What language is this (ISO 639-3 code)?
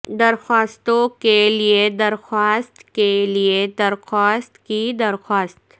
urd